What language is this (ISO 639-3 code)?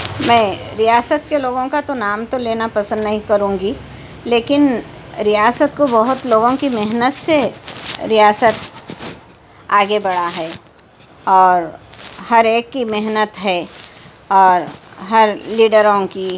urd